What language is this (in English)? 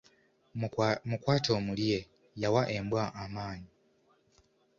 Ganda